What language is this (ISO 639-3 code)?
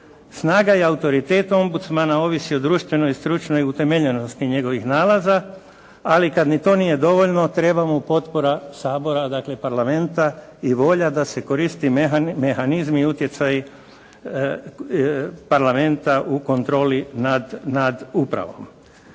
hrv